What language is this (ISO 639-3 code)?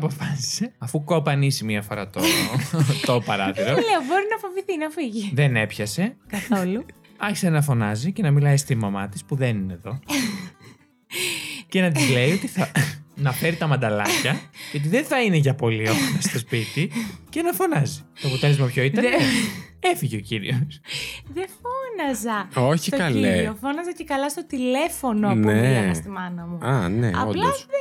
ell